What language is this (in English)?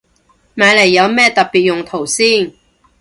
Cantonese